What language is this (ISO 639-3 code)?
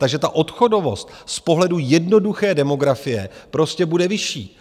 ces